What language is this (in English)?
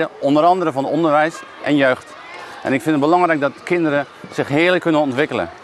Dutch